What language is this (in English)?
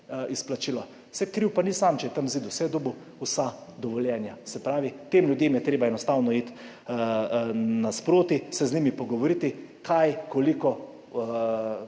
Slovenian